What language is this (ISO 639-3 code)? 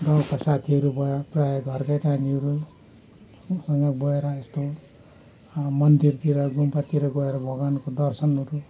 nep